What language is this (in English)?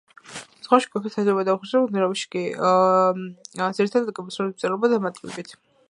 Georgian